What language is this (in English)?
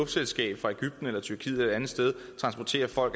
Danish